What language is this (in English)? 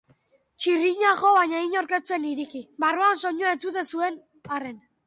Basque